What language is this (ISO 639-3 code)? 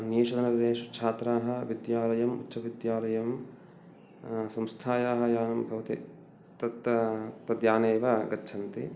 san